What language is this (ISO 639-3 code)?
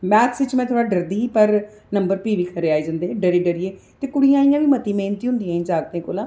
doi